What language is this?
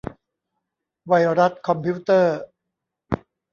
Thai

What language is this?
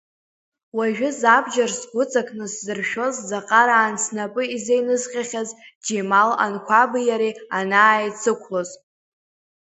Abkhazian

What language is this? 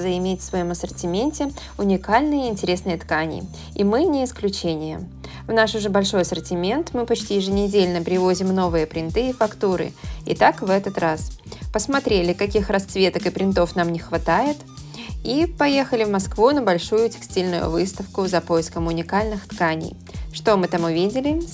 Russian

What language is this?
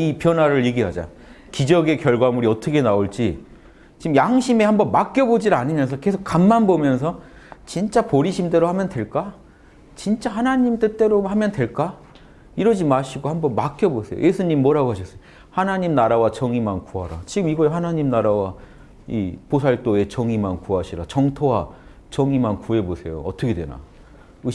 Korean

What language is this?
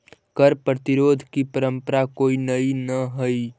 Magahi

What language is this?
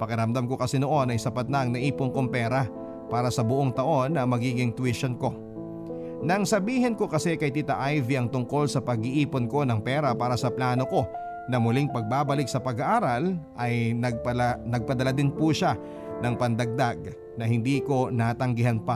Filipino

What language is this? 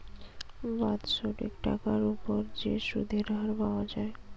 Bangla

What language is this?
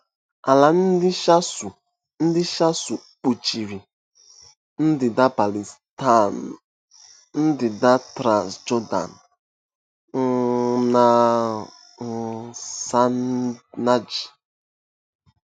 Igbo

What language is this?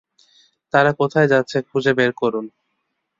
Bangla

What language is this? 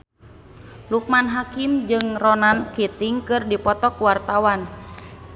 Sundanese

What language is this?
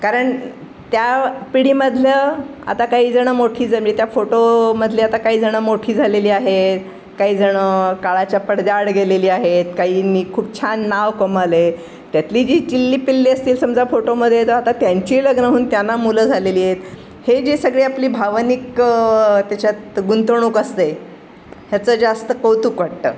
Marathi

